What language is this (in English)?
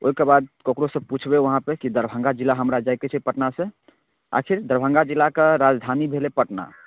Maithili